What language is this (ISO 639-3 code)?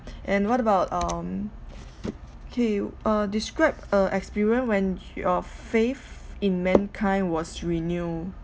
eng